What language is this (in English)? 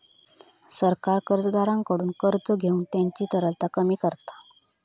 Marathi